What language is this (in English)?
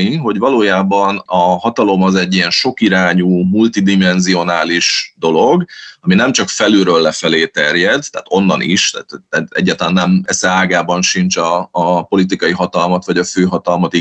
Hungarian